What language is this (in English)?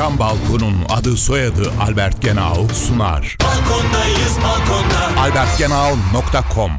Turkish